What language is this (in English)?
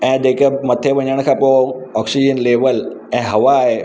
Sindhi